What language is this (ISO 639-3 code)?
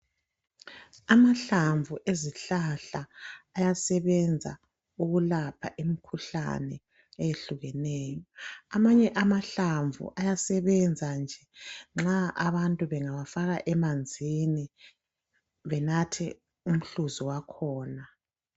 nde